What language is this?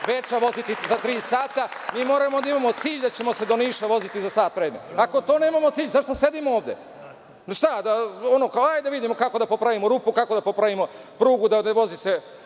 Serbian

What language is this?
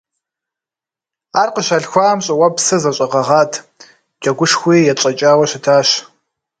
Kabardian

